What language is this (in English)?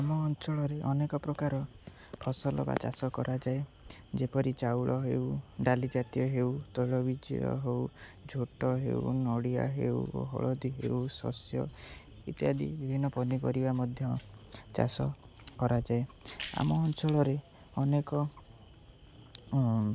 Odia